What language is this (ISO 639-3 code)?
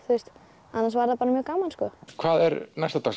isl